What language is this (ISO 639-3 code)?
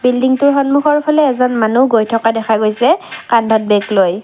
asm